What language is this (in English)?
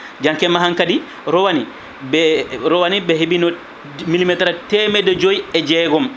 Fula